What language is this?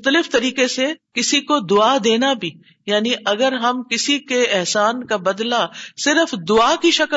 Urdu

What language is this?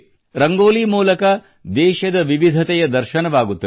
Kannada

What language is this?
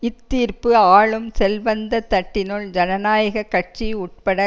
Tamil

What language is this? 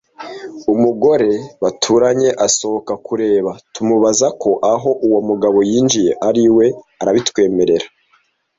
Kinyarwanda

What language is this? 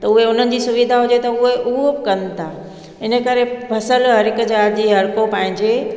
Sindhi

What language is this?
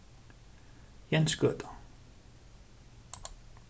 Faroese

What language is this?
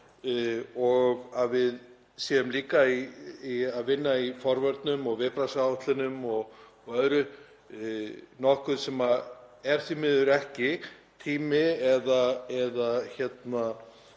Icelandic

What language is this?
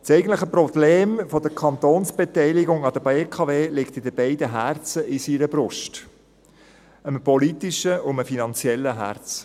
Swiss German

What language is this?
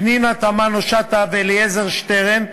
Hebrew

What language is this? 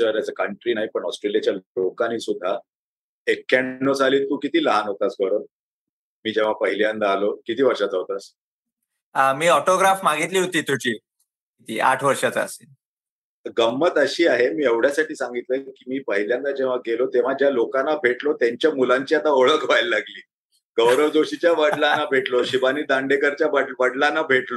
Marathi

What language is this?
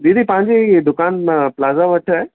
Sindhi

